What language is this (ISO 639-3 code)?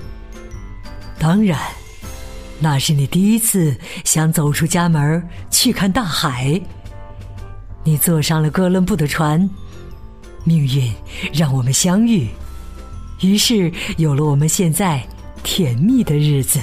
zho